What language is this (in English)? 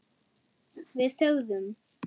Icelandic